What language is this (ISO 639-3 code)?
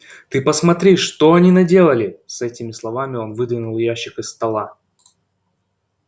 rus